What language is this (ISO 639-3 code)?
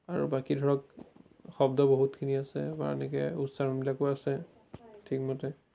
asm